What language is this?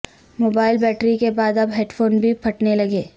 Urdu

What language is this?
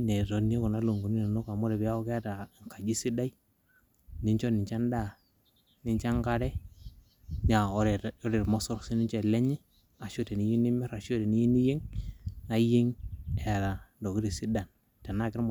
Masai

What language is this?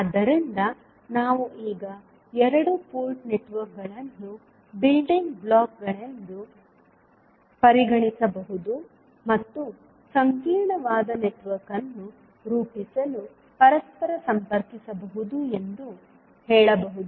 Kannada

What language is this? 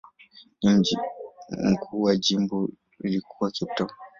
Swahili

